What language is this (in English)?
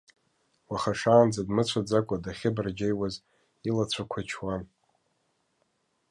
Abkhazian